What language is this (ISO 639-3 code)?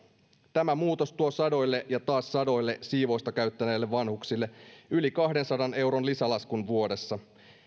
fin